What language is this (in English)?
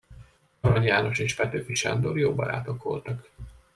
Hungarian